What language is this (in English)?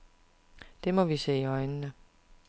Danish